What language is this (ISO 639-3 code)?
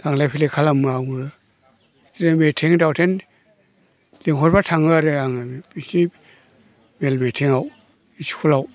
brx